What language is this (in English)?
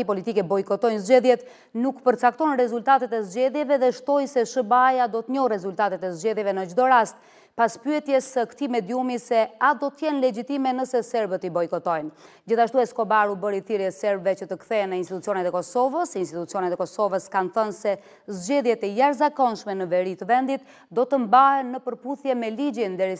Romanian